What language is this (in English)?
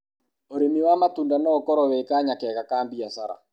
Kikuyu